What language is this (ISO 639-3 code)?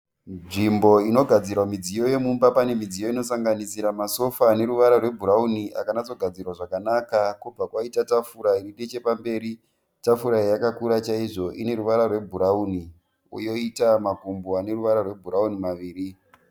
sna